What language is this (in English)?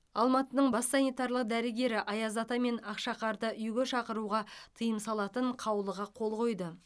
Kazakh